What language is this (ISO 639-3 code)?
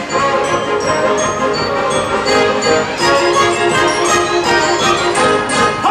ukr